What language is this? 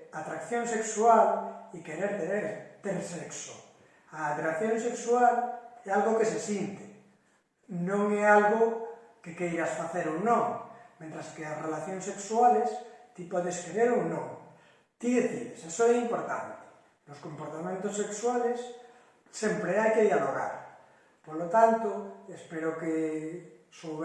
Galician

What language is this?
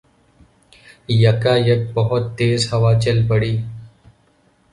Urdu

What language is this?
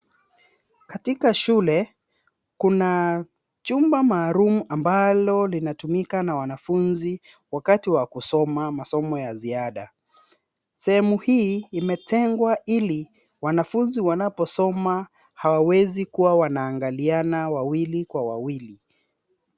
Swahili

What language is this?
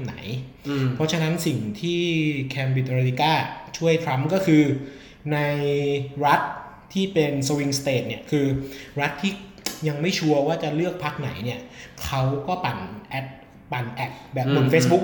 Thai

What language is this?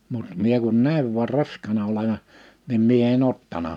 Finnish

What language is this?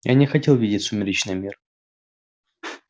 Russian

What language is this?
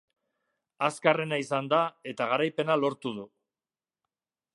Basque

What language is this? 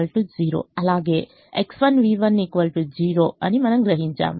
Telugu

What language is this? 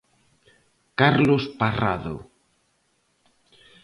Galician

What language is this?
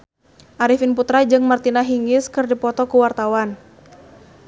Sundanese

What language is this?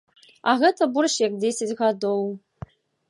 Belarusian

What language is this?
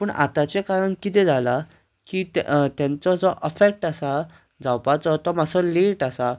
Konkani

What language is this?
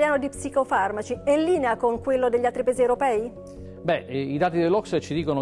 Italian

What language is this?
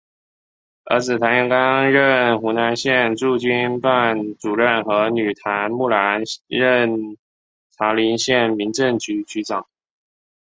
Chinese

